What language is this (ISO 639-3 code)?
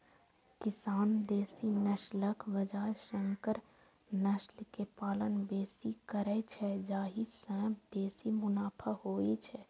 mai